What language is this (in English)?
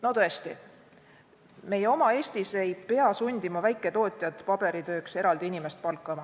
Estonian